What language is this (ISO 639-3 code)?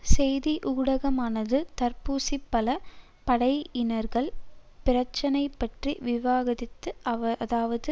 tam